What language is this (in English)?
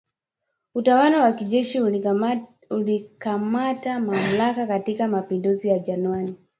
Swahili